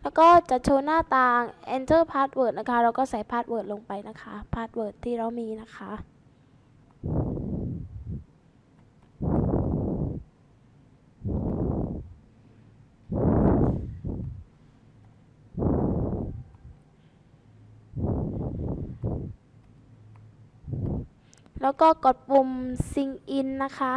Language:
Thai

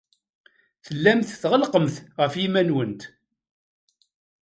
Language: Kabyle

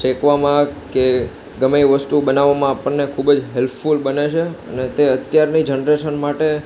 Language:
Gujarati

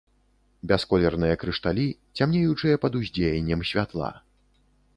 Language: Belarusian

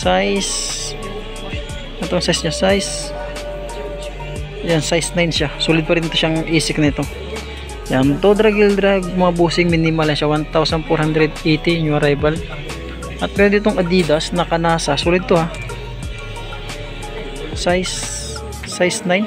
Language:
Filipino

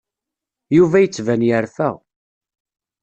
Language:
Kabyle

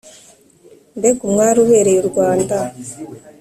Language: Kinyarwanda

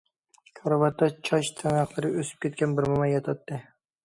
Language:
Uyghur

